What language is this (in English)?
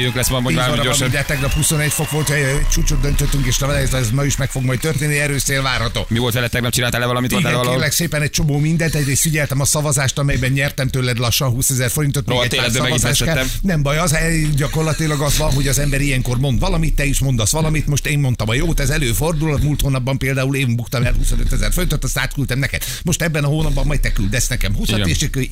Hungarian